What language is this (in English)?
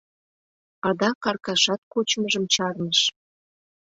Mari